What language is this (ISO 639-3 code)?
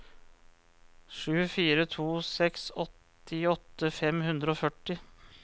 nor